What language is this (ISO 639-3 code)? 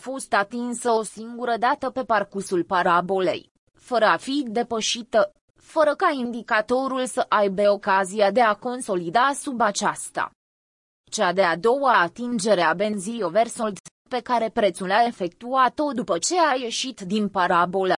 ron